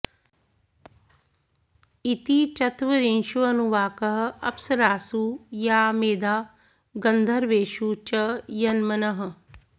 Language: Sanskrit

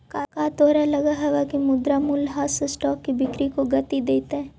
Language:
Magahi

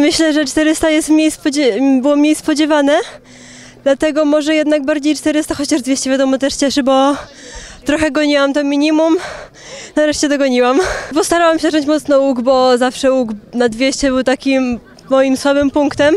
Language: Polish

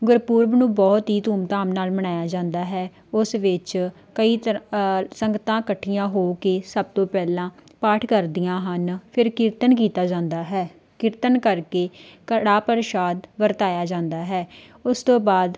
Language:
Punjabi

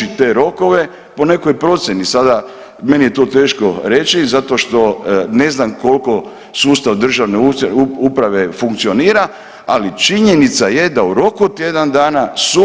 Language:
Croatian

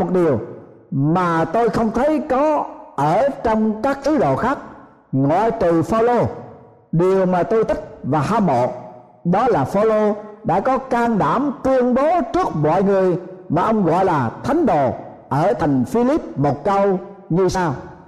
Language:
Vietnamese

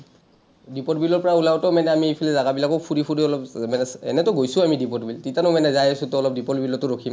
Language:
Assamese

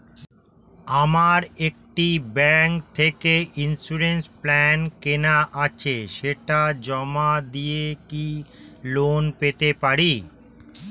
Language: Bangla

